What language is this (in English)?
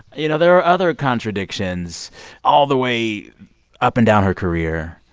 English